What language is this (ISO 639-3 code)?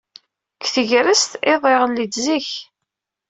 kab